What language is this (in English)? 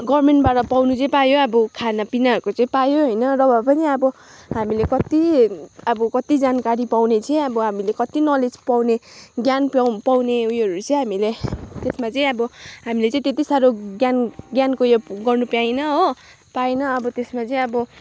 Nepali